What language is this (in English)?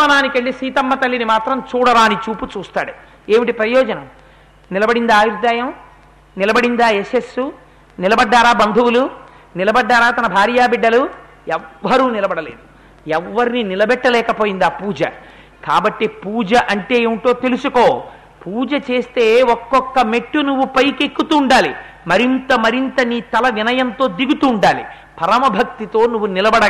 Telugu